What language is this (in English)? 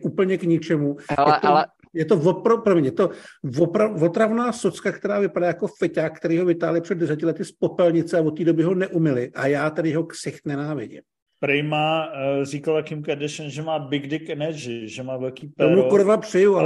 Czech